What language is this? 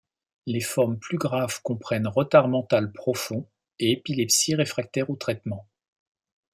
French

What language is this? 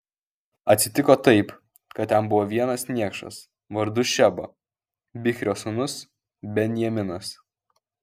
Lithuanian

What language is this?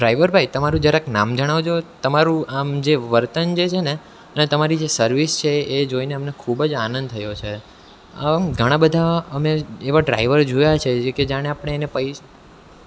Gujarati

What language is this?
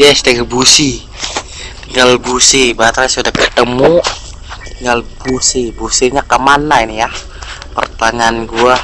Indonesian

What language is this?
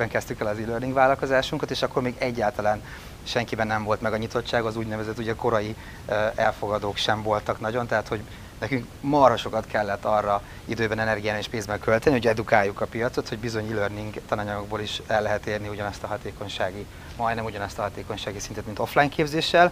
Hungarian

